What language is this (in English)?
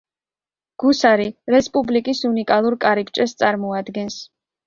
Georgian